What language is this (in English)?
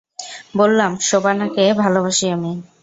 Bangla